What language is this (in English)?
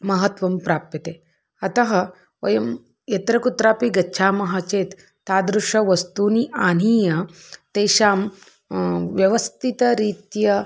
Sanskrit